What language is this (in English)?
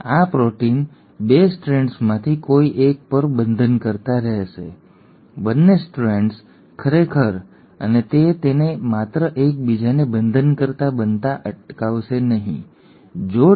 Gujarati